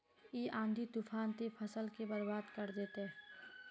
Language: Magahi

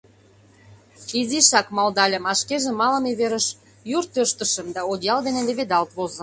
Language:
Mari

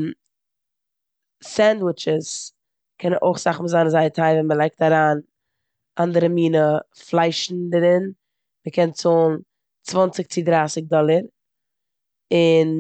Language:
Yiddish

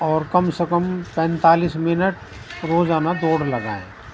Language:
Urdu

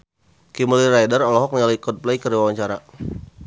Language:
Sundanese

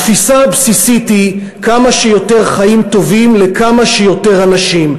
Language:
Hebrew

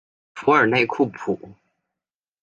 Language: Chinese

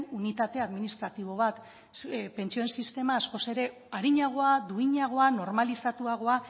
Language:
Basque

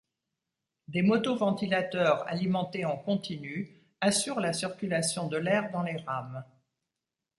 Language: French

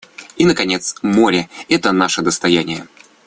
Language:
Russian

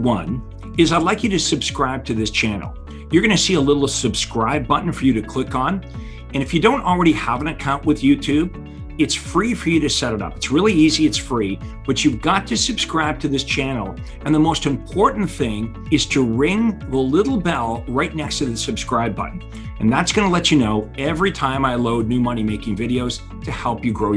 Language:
English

